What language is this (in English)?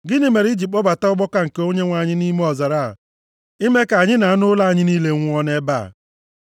Igbo